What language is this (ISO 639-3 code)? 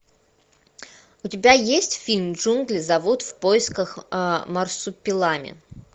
rus